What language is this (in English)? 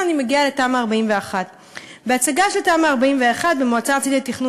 Hebrew